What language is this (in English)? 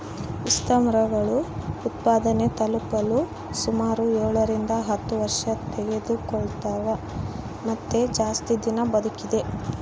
Kannada